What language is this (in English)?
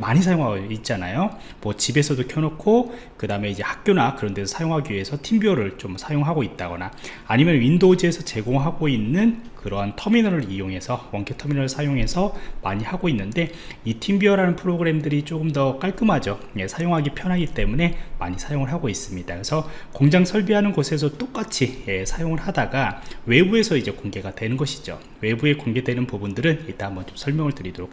Korean